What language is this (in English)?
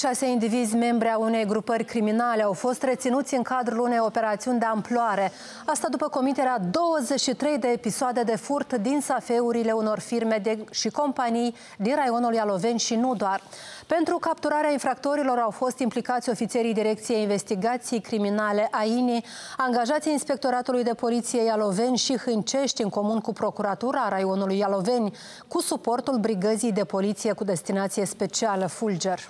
Romanian